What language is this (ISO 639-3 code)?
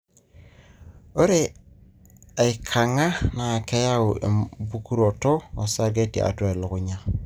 mas